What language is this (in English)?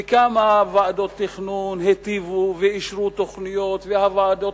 Hebrew